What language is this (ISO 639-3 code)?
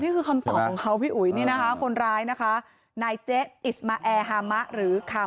tha